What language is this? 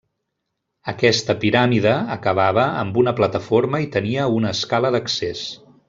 Catalan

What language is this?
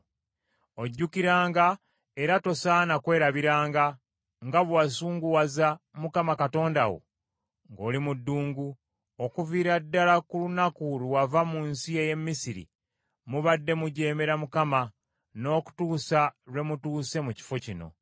Ganda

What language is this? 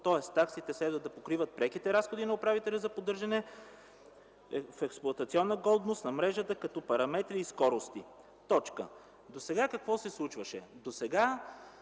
Bulgarian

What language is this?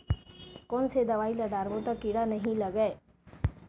Chhattisgarhi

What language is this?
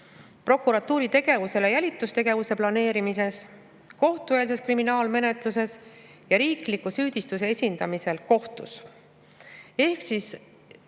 Estonian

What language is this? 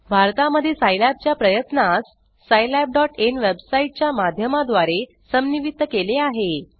Marathi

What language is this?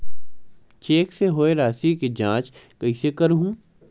Chhattisgarhi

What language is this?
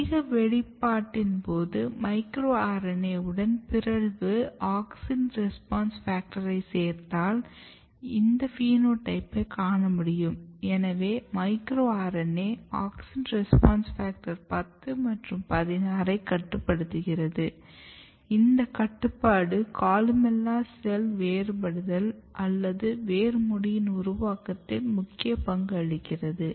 Tamil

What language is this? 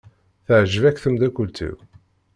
Kabyle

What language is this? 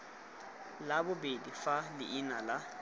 Tswana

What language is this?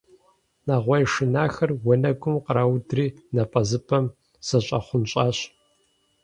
Kabardian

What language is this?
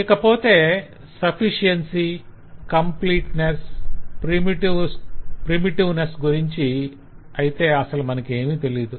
Telugu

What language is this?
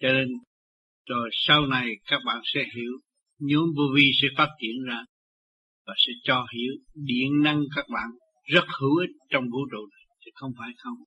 Vietnamese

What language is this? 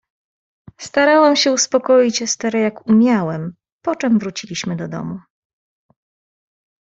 Polish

